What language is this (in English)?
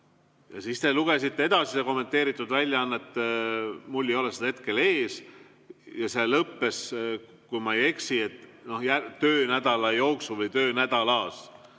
Estonian